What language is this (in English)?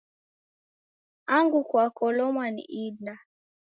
Taita